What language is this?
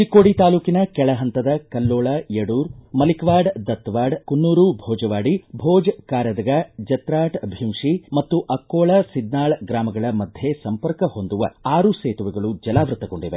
Kannada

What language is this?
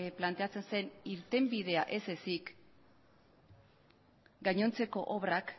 Basque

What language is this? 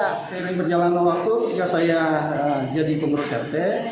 Indonesian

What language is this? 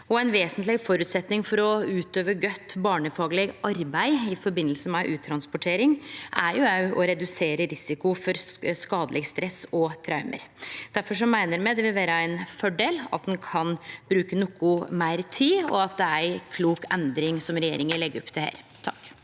Norwegian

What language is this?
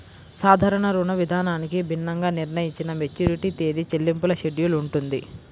Telugu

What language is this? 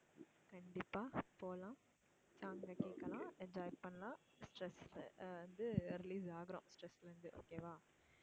Tamil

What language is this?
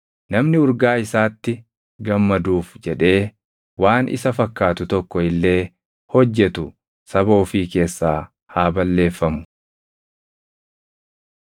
Oromo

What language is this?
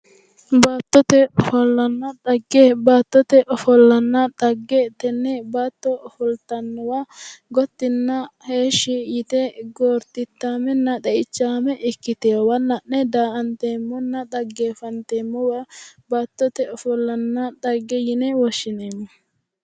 Sidamo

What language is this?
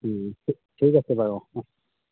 Assamese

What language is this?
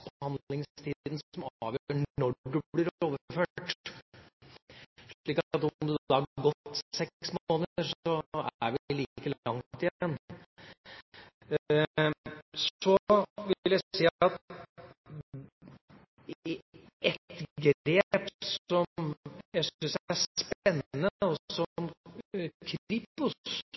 Norwegian Bokmål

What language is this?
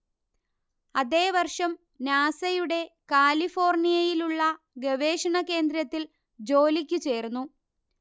Malayalam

